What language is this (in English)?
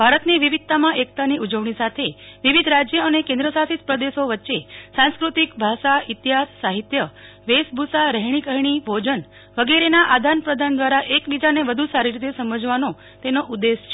Gujarati